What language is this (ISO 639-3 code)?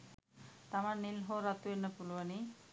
sin